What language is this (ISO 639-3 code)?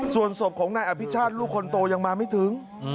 tha